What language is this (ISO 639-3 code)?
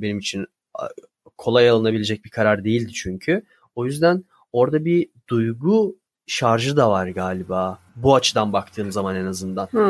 tur